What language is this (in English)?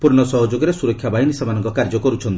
Odia